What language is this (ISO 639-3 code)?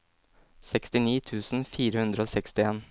nor